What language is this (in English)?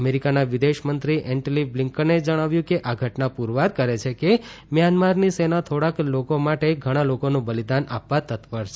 Gujarati